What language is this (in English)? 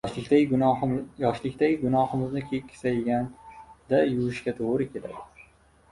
Uzbek